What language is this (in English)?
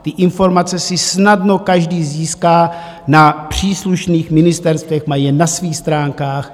Czech